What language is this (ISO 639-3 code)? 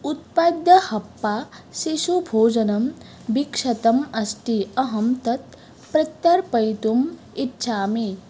san